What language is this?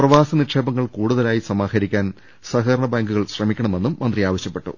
Malayalam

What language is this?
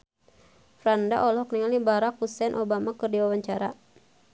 Sundanese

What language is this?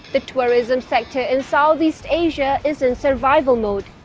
English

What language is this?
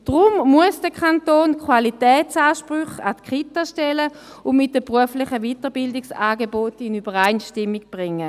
Swiss German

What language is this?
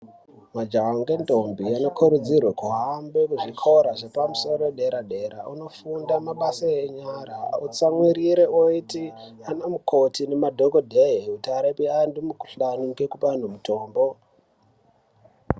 Ndau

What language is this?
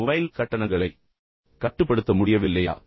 Tamil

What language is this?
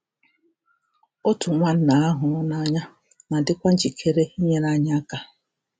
Igbo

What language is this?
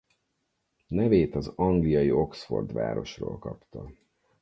Hungarian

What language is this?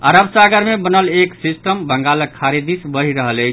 Maithili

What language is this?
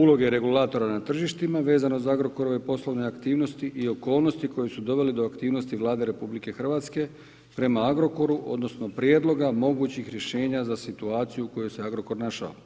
Croatian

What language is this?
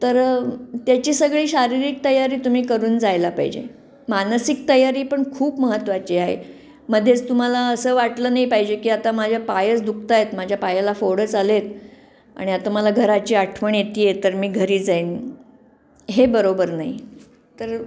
Marathi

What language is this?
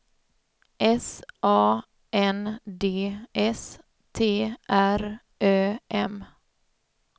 Swedish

